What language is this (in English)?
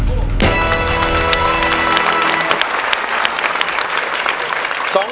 Thai